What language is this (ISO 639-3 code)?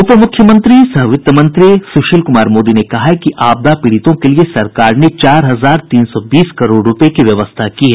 hin